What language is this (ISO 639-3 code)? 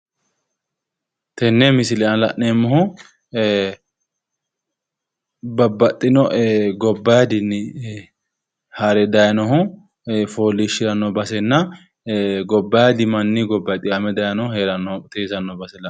sid